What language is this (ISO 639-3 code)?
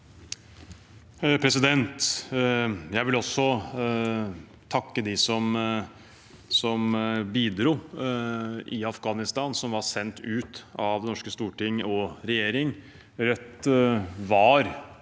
nor